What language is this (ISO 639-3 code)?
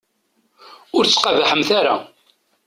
kab